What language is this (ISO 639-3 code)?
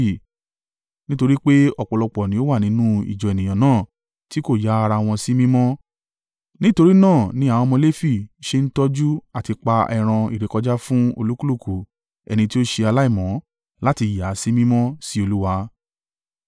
yor